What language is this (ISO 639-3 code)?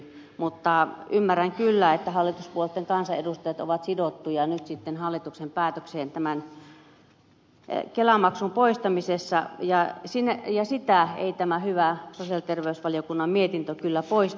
fin